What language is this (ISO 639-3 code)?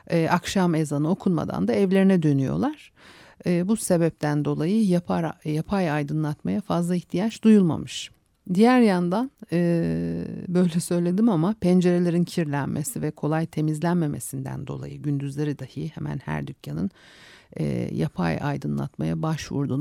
tur